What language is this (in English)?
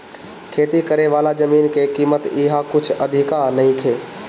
Bhojpuri